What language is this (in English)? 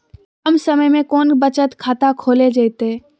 Magahi